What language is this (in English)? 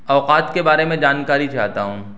Urdu